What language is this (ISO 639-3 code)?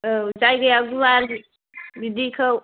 brx